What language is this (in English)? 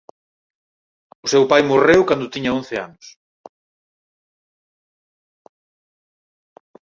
Galician